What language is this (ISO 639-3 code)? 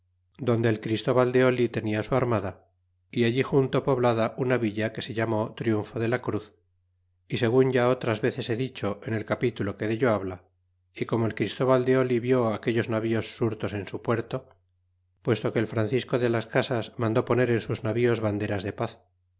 spa